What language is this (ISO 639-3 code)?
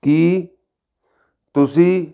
pan